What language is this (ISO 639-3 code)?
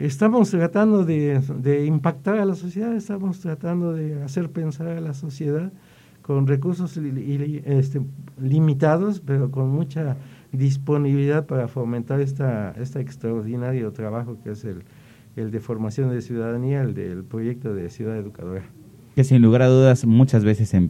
spa